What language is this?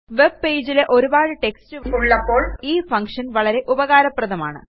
Malayalam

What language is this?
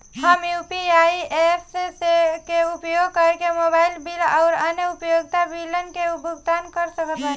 Bhojpuri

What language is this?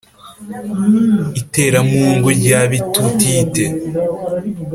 Kinyarwanda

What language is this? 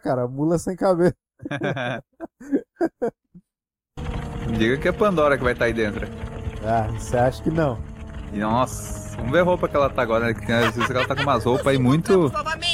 Portuguese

